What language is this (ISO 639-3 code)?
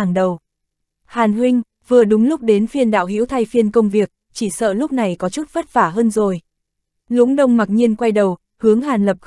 vie